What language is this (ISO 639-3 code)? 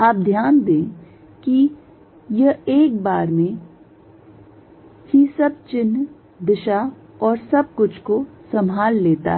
hin